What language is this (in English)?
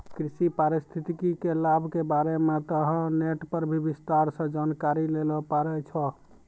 Maithili